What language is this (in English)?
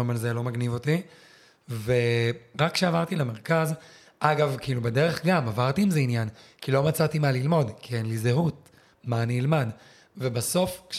Hebrew